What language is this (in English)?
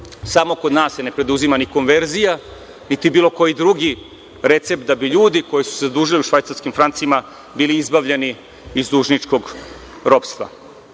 Serbian